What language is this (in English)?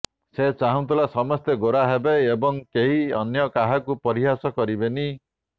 Odia